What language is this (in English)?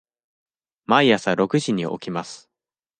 Japanese